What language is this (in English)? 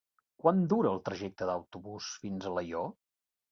Catalan